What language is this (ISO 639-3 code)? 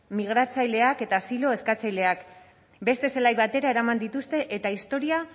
eus